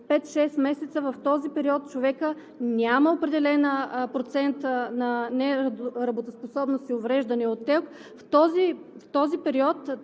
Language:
Bulgarian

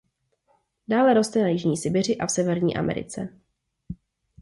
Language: Czech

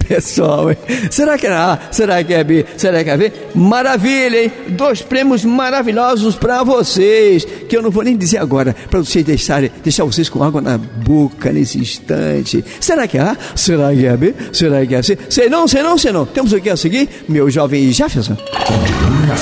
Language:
Portuguese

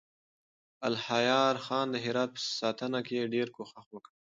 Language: Pashto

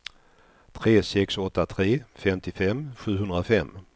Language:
Swedish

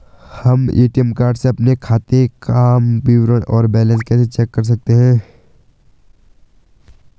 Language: Hindi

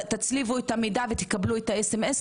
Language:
Hebrew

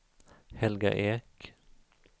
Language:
Swedish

